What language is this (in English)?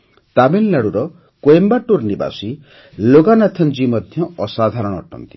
Odia